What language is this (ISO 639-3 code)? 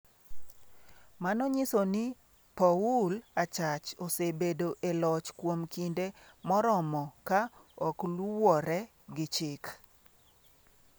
luo